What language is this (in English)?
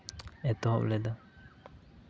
Santali